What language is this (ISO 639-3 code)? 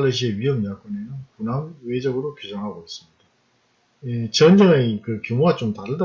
kor